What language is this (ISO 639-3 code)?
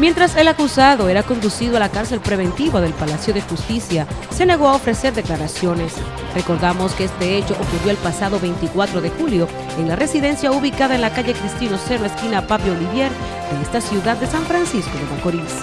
spa